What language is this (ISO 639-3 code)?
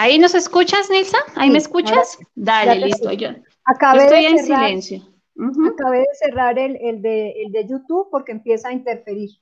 spa